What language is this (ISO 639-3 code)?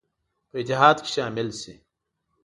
pus